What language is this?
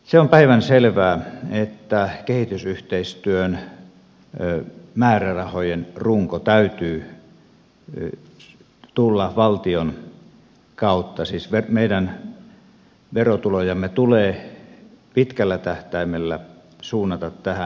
Finnish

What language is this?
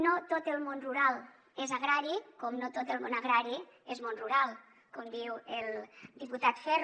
Catalan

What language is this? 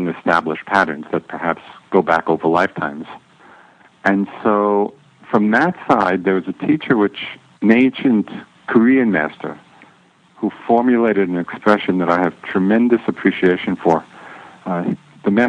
English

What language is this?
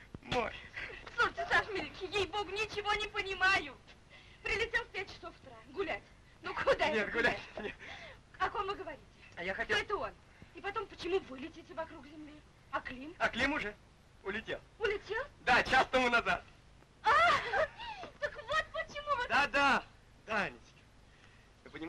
Russian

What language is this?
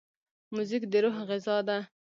Pashto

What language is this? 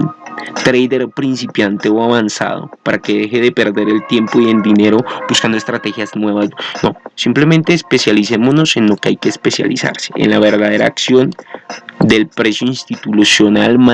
Spanish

